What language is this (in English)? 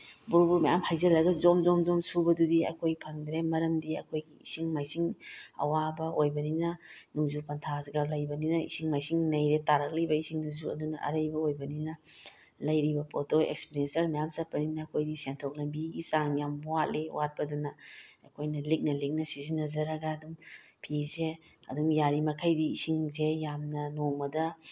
Manipuri